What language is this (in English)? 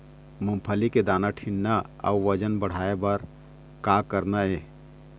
Chhattisgarhi